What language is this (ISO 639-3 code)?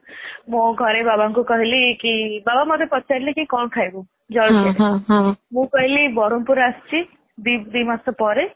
ori